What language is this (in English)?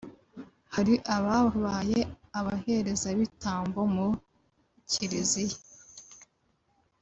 Kinyarwanda